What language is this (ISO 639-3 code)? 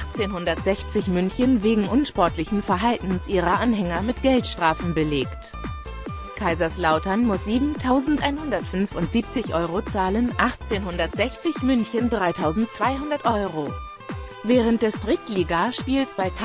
deu